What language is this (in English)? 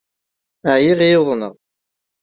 Kabyle